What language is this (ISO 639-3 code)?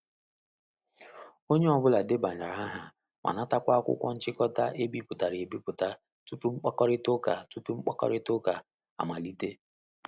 ibo